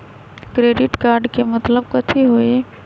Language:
Magahi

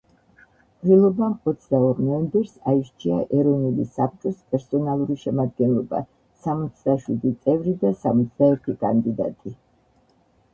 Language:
Georgian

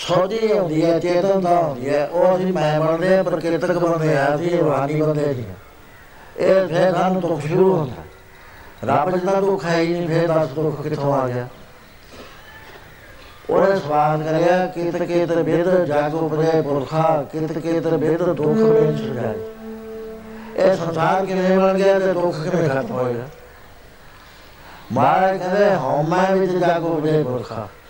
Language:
Punjabi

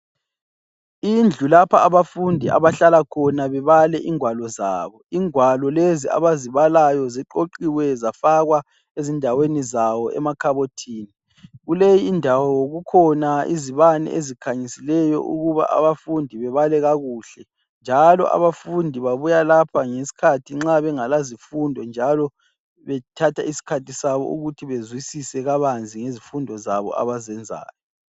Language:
North Ndebele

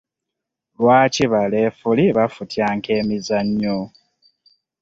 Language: Ganda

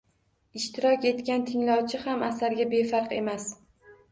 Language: Uzbek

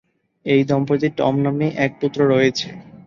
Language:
Bangla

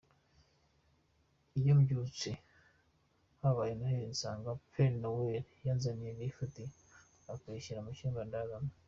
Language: Kinyarwanda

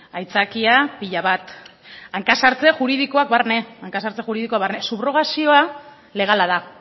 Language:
Basque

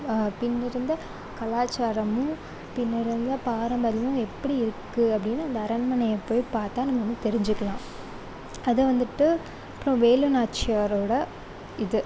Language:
Tamil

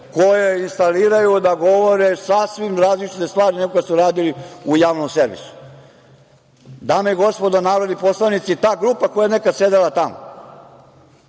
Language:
Serbian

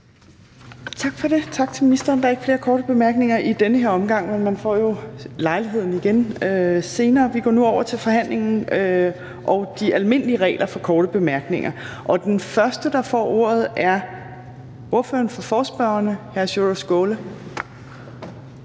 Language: Danish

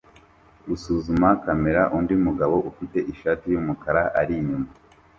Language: Kinyarwanda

